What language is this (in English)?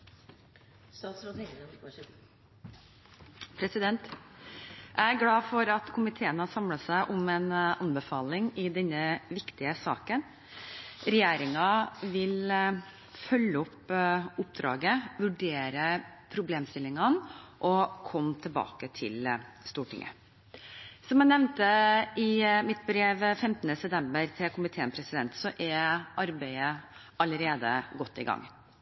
Norwegian